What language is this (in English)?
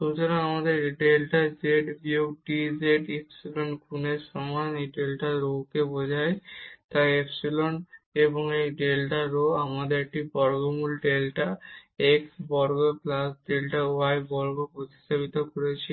Bangla